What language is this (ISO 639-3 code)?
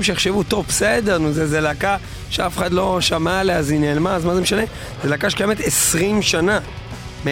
heb